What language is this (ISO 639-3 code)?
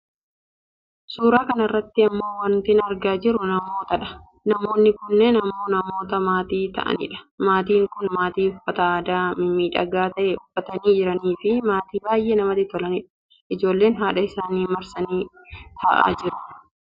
orm